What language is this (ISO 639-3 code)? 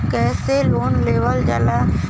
bho